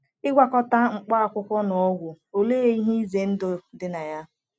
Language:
Igbo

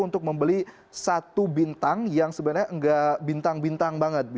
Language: Indonesian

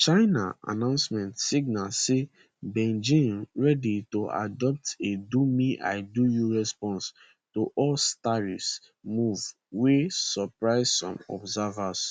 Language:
Nigerian Pidgin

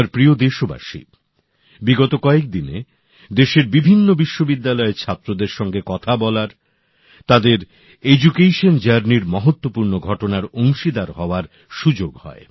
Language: Bangla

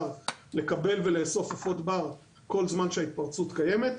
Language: Hebrew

